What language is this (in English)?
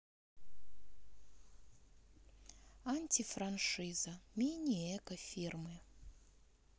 Russian